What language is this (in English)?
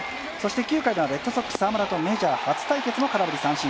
Japanese